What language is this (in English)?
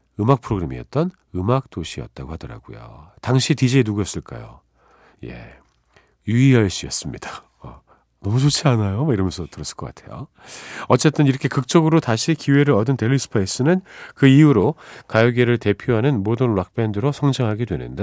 Korean